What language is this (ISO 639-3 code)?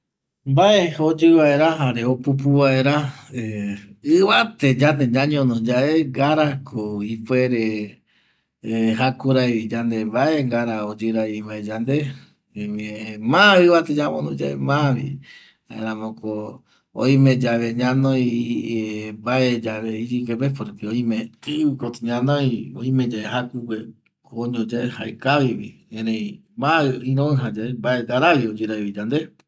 gui